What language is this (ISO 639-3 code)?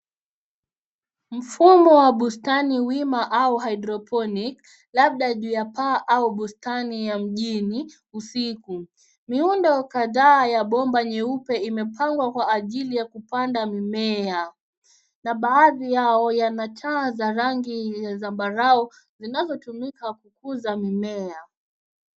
swa